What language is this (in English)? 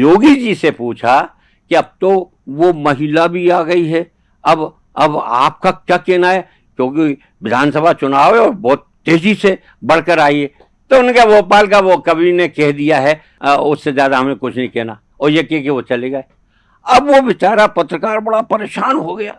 Hindi